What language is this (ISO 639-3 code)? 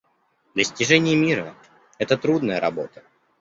rus